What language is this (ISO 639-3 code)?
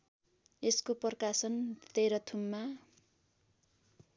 nep